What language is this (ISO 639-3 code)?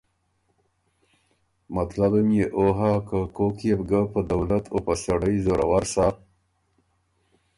oru